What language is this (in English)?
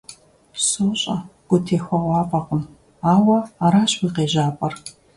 Kabardian